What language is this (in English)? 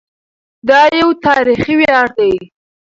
Pashto